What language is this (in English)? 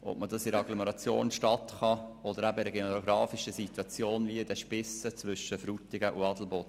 Swiss German